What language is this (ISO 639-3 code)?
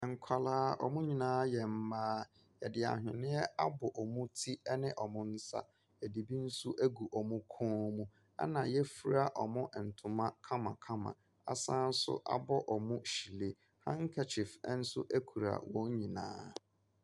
aka